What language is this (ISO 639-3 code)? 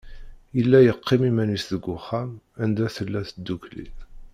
kab